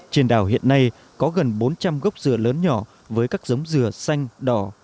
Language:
Vietnamese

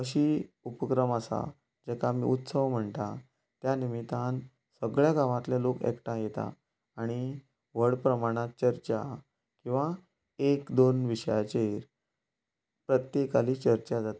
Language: Konkani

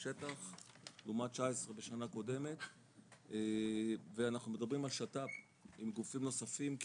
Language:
Hebrew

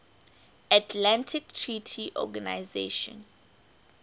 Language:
English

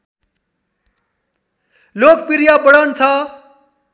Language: Nepali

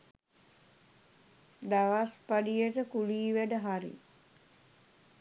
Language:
Sinhala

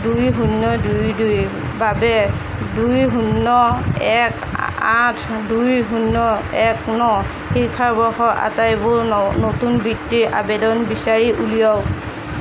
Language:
Assamese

